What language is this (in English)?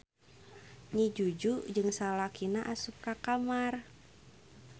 Sundanese